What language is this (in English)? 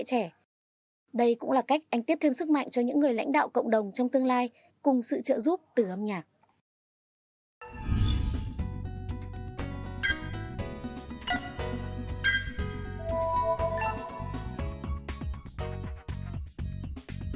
Vietnamese